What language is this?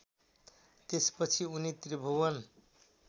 Nepali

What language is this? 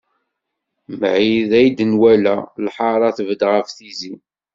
Kabyle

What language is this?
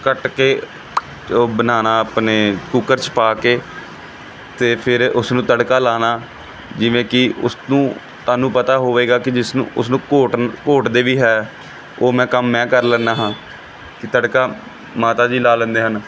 Punjabi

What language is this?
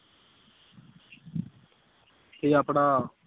Punjabi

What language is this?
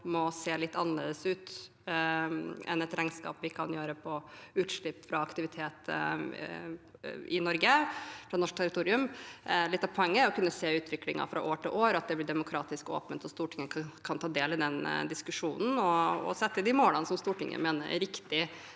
Norwegian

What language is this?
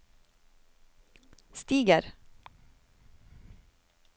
Norwegian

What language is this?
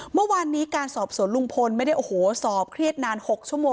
Thai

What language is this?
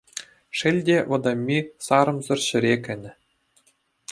Chuvash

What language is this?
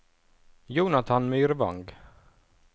Norwegian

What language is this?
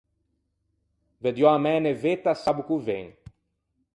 Ligurian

